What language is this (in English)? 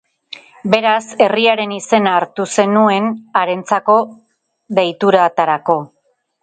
Basque